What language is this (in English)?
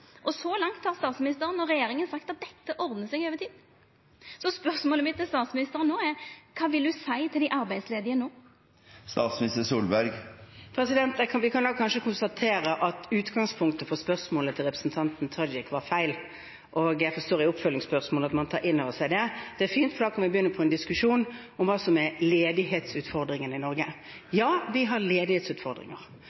Norwegian